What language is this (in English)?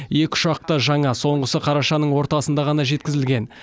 Kazakh